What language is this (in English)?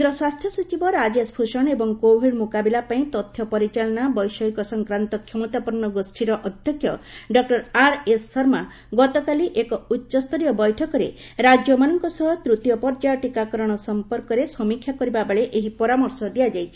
Odia